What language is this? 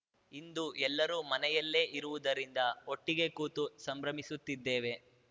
Kannada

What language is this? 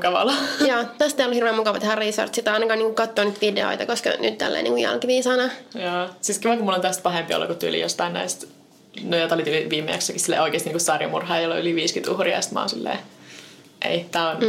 Finnish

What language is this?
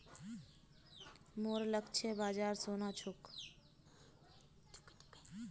Magahi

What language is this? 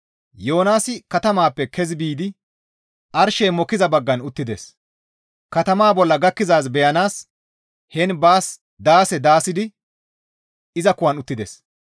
Gamo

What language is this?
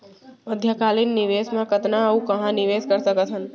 Chhattisgarhi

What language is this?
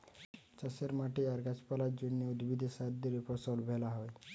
Bangla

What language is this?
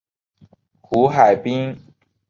Chinese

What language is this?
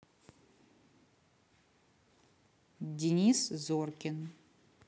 Russian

